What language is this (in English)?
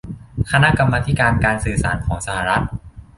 Thai